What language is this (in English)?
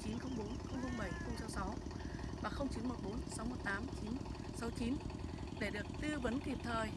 Vietnamese